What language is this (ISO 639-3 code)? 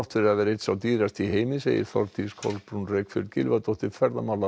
isl